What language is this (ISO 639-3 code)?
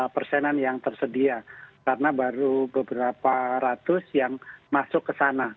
ind